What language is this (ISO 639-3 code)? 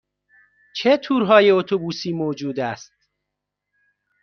fas